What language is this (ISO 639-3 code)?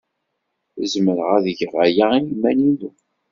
kab